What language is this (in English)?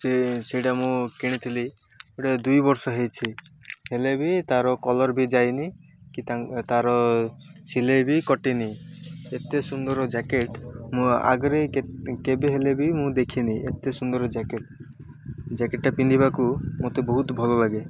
Odia